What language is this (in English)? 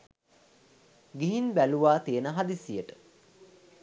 Sinhala